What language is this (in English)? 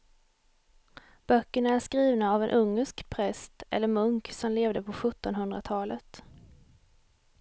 Swedish